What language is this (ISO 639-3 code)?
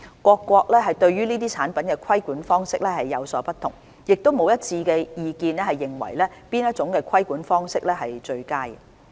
yue